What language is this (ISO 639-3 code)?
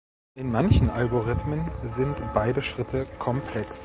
deu